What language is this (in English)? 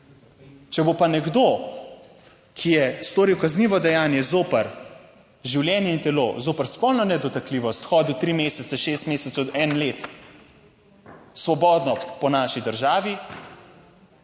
Slovenian